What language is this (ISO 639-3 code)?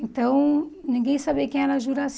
por